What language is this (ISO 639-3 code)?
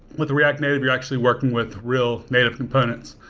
eng